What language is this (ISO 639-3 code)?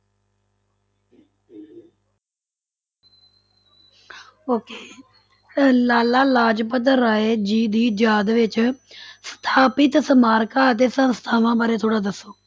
pan